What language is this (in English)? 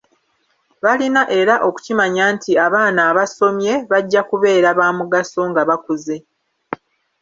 Ganda